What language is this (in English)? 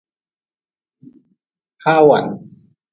Nawdm